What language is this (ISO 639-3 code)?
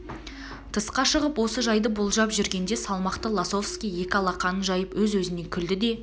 kaz